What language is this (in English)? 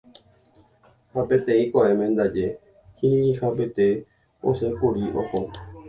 Guarani